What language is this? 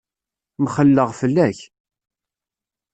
Kabyle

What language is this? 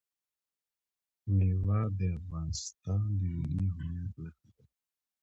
Pashto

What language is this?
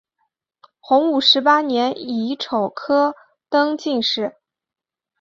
Chinese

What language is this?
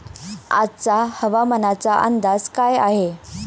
Marathi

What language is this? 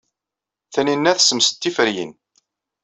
Kabyle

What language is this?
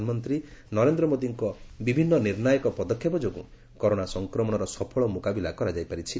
Odia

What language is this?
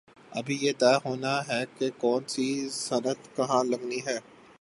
Urdu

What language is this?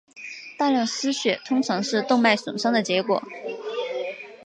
Chinese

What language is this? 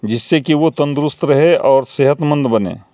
Urdu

